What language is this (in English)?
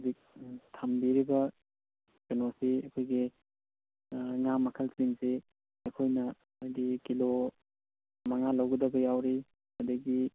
Manipuri